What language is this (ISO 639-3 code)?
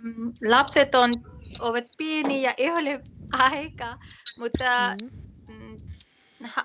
fin